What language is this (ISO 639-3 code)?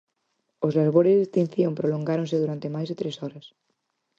glg